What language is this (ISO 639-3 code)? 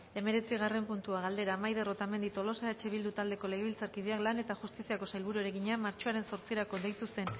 eus